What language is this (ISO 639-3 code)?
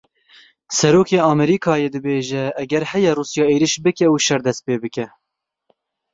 kur